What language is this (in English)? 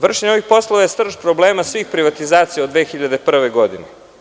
Serbian